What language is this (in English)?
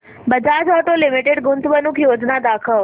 Marathi